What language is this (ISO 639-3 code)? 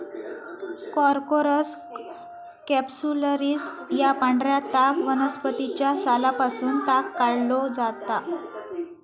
mar